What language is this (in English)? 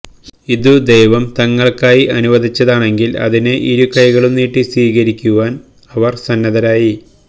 Malayalam